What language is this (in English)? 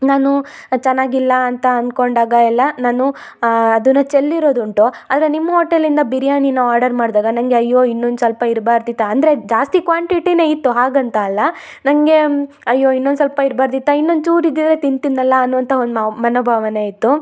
Kannada